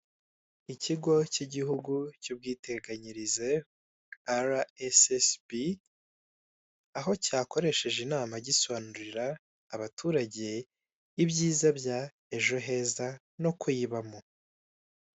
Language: Kinyarwanda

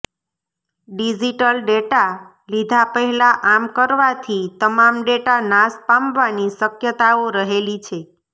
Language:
Gujarati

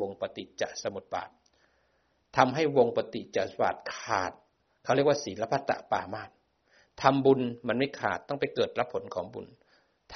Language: Thai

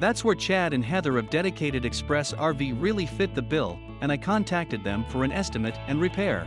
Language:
English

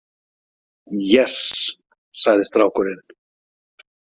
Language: Icelandic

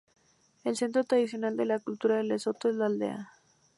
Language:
Spanish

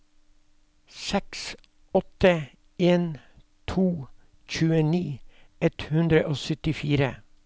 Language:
Norwegian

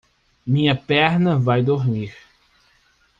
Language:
Portuguese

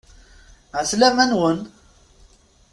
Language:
Kabyle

